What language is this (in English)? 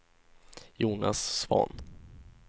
Swedish